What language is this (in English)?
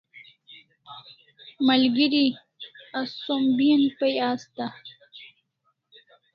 Kalasha